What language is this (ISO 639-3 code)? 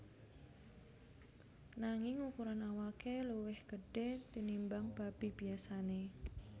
jav